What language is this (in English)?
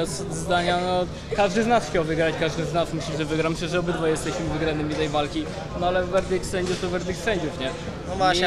Polish